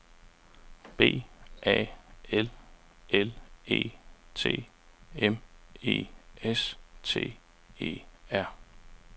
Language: Danish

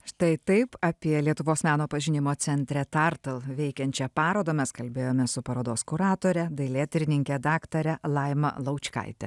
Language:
Lithuanian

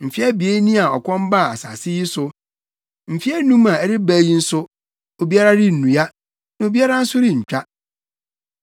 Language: Akan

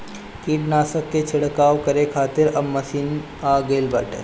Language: Bhojpuri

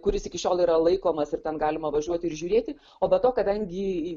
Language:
Lithuanian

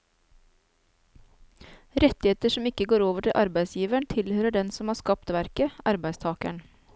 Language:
Norwegian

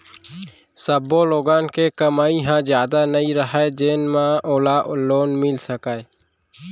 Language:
Chhattisgarhi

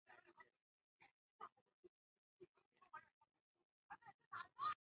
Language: Swahili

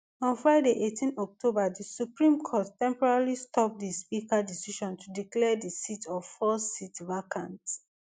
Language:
Nigerian Pidgin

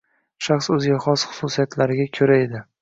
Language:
Uzbek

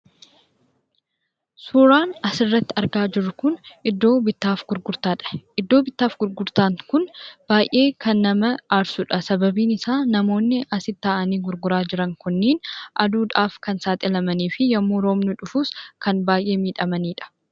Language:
Oromo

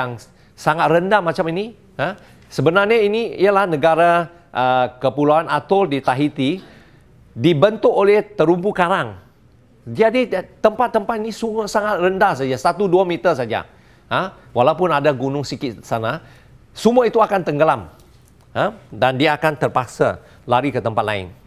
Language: Malay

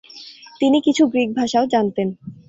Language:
Bangla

